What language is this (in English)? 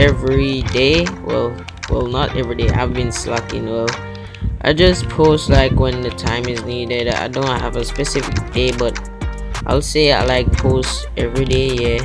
English